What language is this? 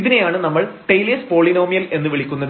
Malayalam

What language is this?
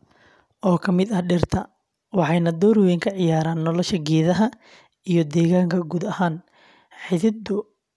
Somali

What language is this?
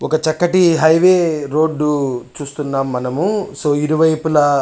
Telugu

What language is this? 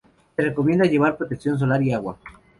Spanish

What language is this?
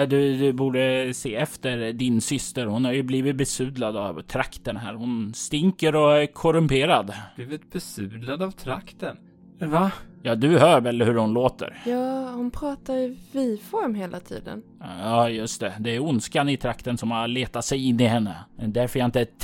Swedish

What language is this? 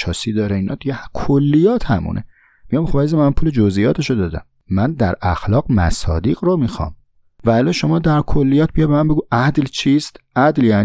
Persian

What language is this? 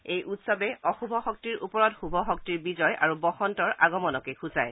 Assamese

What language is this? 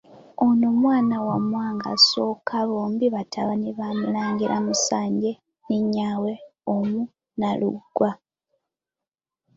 Ganda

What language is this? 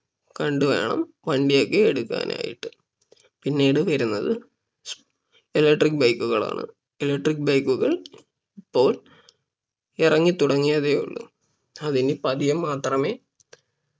Malayalam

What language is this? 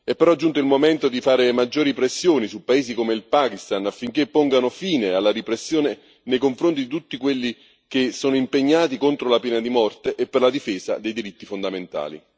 Italian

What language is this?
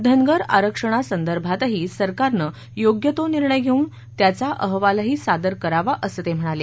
Marathi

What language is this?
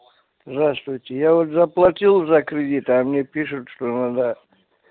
Russian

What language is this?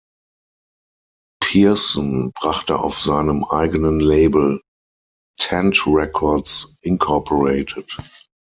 German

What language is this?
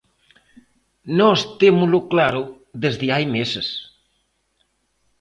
Galician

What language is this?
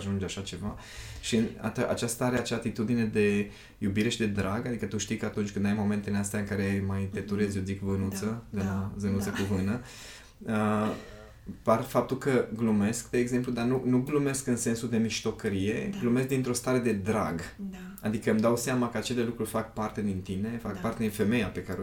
Romanian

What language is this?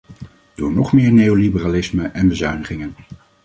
Dutch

